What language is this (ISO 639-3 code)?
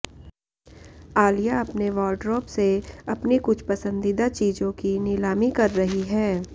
hin